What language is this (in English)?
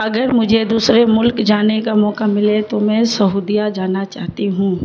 Urdu